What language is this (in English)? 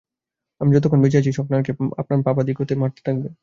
Bangla